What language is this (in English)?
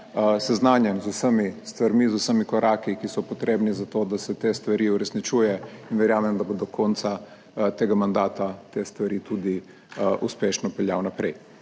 Slovenian